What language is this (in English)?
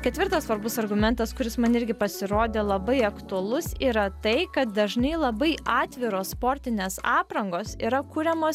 Lithuanian